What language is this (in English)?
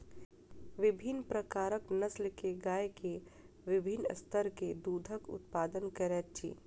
Maithili